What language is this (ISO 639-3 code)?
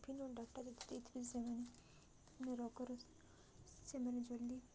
ori